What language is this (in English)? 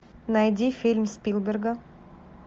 Russian